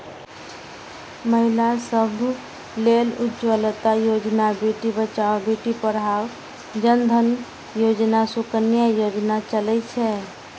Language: Maithili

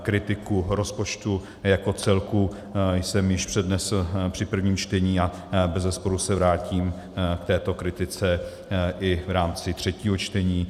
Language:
Czech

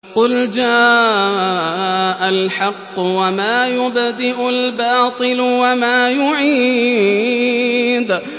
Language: Arabic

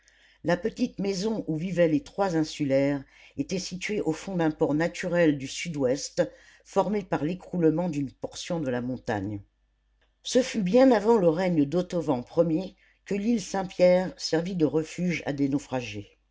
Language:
French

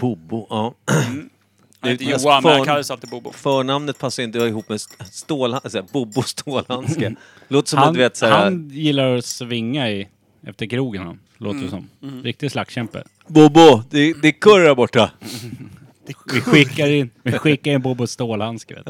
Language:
Swedish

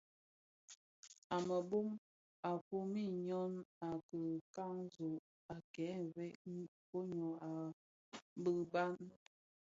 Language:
Bafia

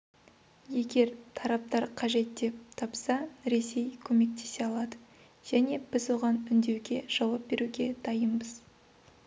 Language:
Kazakh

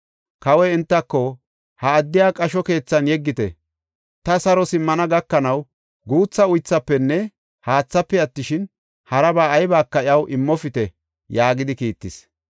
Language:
Gofa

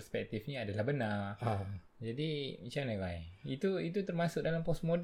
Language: Malay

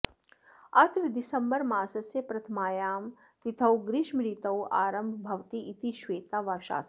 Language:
Sanskrit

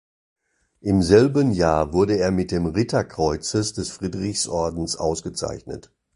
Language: German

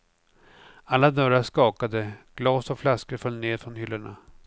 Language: Swedish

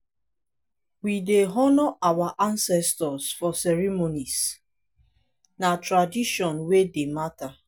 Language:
Nigerian Pidgin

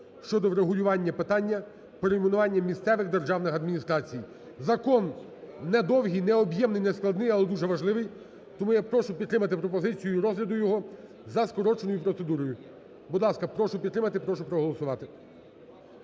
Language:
Ukrainian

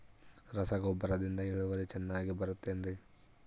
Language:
Kannada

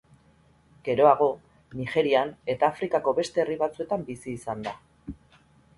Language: Basque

